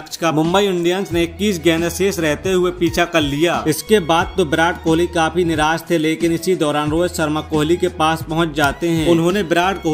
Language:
Hindi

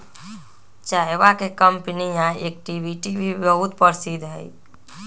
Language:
Magahi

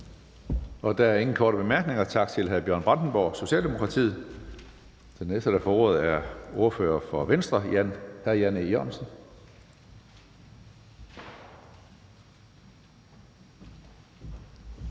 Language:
Danish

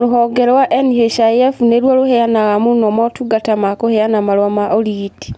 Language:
Kikuyu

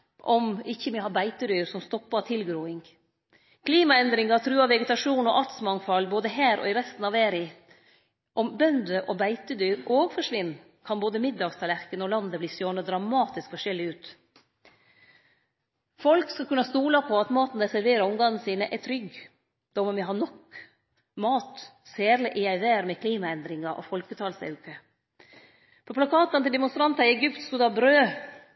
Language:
Norwegian Nynorsk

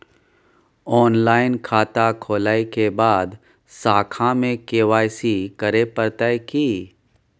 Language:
Maithili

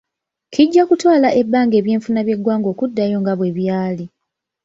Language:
Ganda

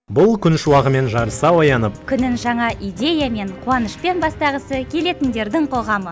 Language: Kazakh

